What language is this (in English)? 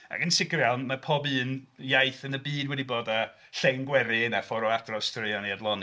Welsh